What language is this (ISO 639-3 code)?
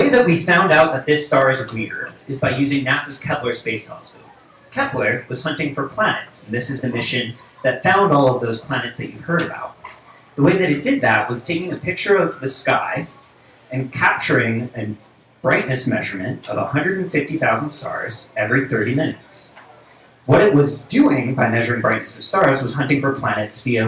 eng